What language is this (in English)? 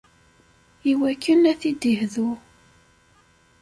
Kabyle